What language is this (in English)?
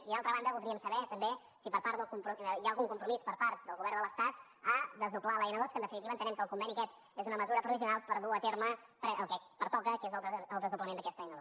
Catalan